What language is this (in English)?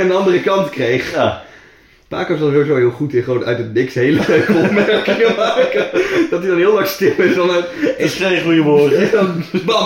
Dutch